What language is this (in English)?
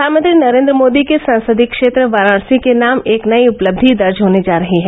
Hindi